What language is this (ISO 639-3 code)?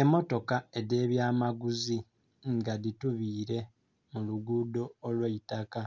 xog